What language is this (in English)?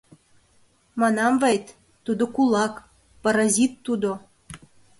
Mari